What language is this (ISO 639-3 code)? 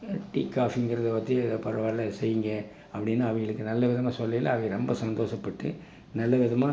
tam